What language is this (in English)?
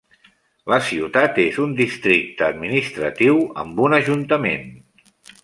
Catalan